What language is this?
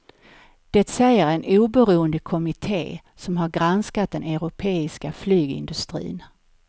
Swedish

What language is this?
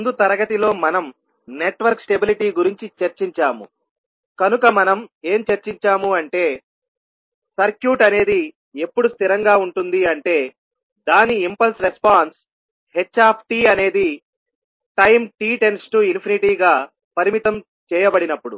Telugu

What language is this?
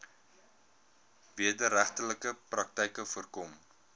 Afrikaans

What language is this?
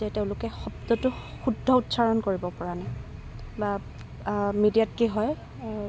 Assamese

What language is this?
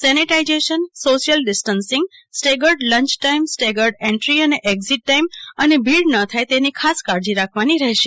Gujarati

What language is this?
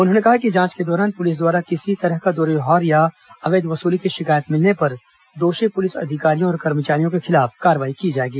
Hindi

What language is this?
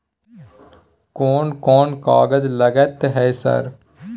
Maithili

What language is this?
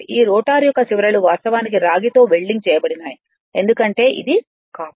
Telugu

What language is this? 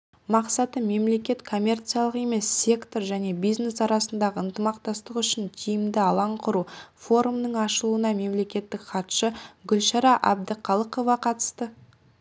Kazakh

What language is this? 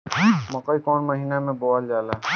Bhojpuri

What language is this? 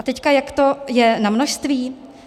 Czech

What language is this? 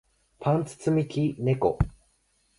Japanese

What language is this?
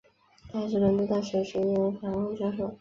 Chinese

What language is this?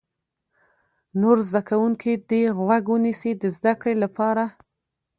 Pashto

